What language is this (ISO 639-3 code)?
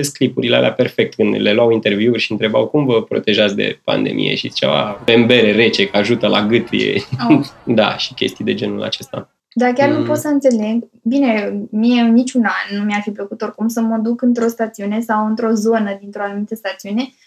ron